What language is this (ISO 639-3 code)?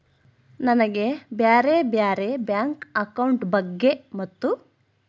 kan